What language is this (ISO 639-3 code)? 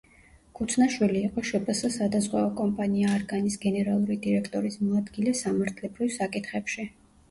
kat